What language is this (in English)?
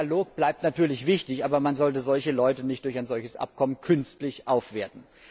German